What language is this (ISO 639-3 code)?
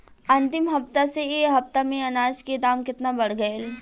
bho